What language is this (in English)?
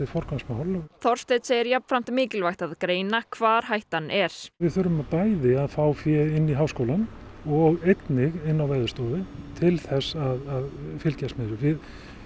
Icelandic